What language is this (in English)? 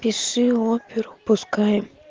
Russian